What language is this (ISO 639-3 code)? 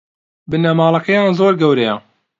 ckb